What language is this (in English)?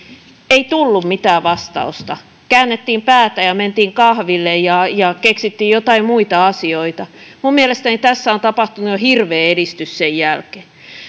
Finnish